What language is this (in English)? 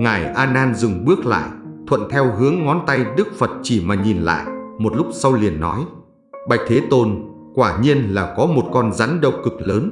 Vietnamese